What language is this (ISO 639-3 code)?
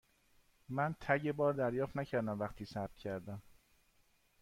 fas